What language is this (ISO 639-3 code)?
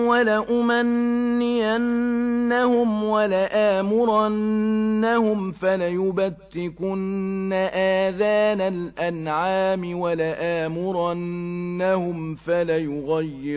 ara